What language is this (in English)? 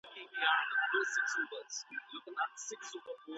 Pashto